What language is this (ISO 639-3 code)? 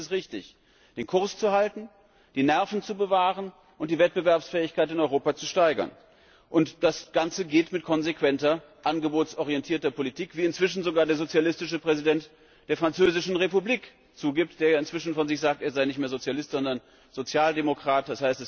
deu